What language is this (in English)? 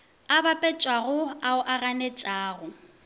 Northern Sotho